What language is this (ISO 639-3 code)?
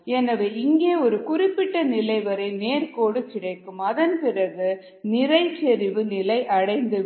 tam